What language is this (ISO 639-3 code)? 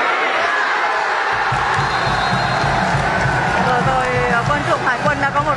vie